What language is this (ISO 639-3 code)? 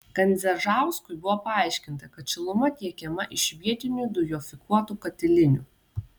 lit